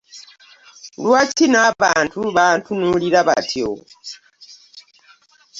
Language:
Ganda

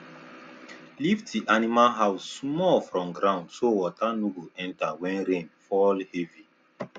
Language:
Nigerian Pidgin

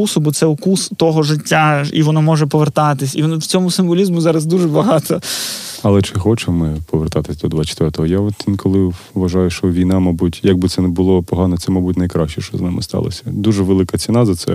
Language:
Ukrainian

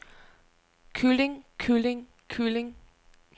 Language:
Danish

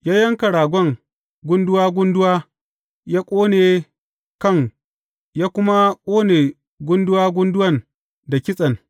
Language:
Hausa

